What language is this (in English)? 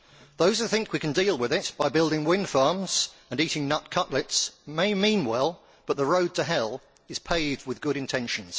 English